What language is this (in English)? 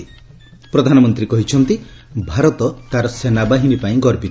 Odia